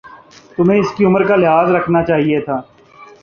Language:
Urdu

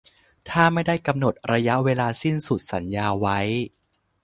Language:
Thai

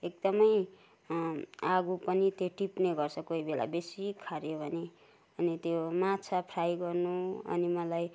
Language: Nepali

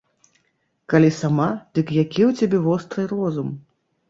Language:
Belarusian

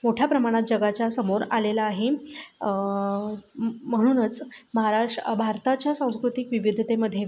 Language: Marathi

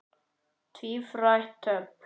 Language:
Icelandic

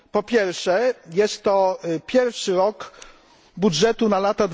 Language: Polish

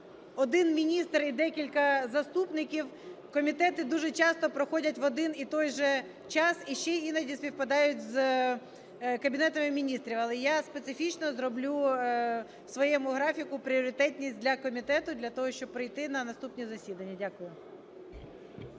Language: Ukrainian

